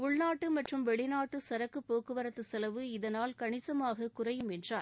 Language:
Tamil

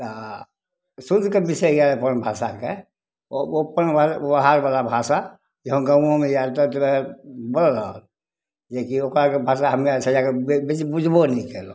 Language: Maithili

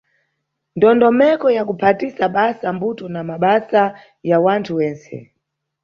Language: Nyungwe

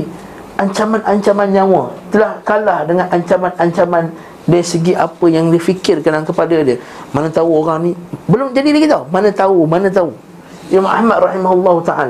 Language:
Malay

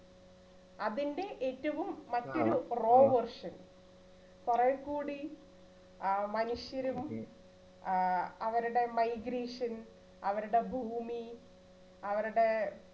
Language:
Malayalam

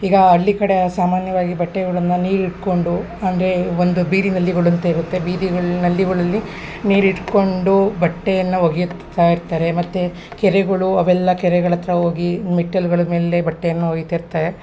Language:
Kannada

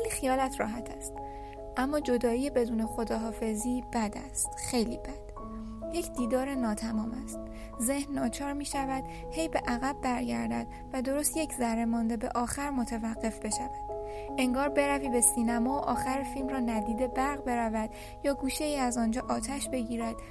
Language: Persian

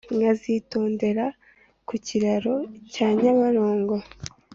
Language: Kinyarwanda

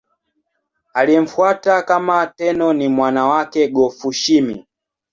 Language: Swahili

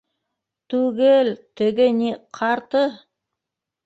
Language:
Bashkir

